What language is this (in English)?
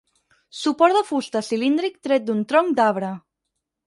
Catalan